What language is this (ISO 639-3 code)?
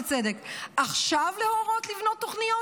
heb